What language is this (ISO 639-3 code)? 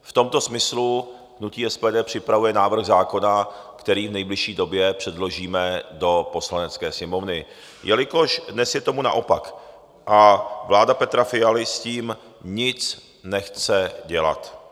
ces